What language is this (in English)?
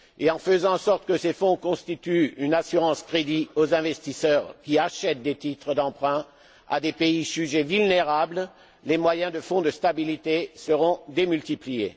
French